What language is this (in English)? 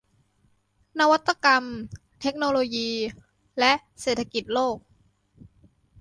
Thai